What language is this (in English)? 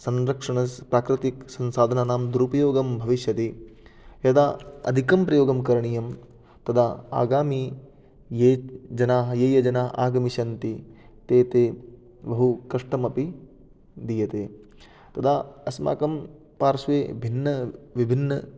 Sanskrit